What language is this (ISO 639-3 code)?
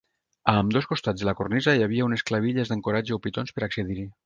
cat